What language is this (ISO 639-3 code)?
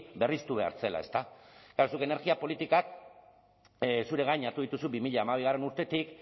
eus